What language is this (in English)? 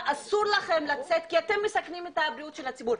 Hebrew